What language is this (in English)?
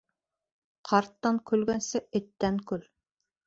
Bashkir